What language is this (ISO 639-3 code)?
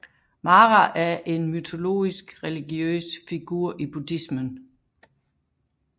dan